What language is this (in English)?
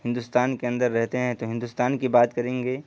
Urdu